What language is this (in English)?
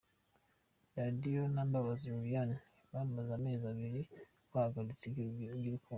Kinyarwanda